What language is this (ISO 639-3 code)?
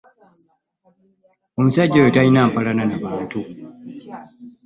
lug